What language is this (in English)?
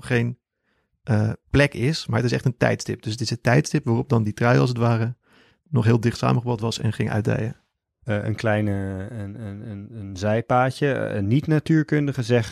Dutch